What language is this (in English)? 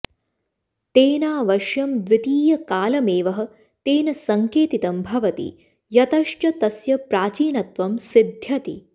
Sanskrit